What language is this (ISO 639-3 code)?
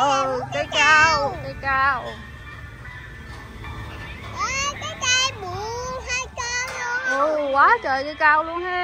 vie